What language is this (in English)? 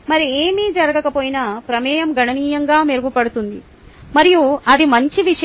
Telugu